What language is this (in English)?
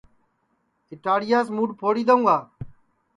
Sansi